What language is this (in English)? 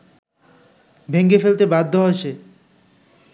Bangla